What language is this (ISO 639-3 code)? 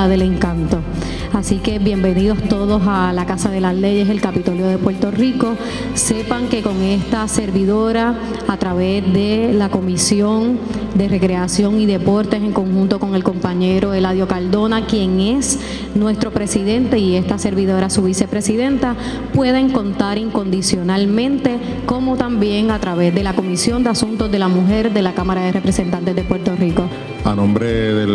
spa